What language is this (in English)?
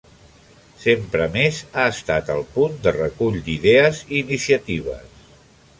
Catalan